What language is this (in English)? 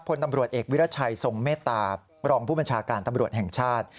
Thai